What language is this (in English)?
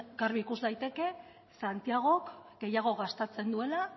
Basque